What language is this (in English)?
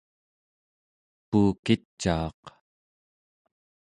Central Yupik